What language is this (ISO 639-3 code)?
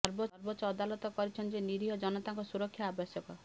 ori